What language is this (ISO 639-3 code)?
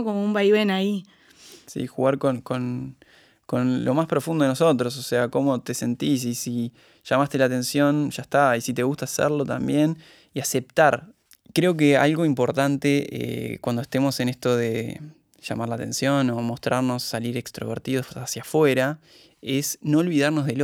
spa